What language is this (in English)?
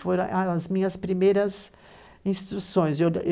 Portuguese